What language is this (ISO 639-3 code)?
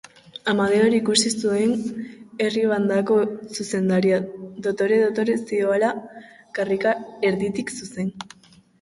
eus